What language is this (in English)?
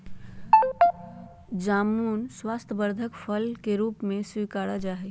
Magahi